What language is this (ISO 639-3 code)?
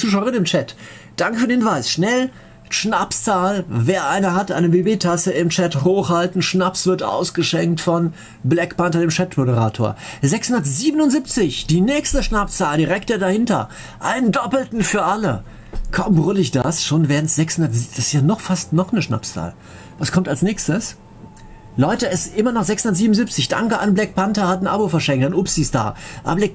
deu